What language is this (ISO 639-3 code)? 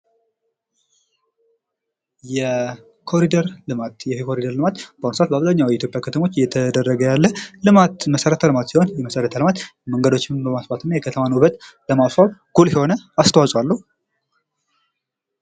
amh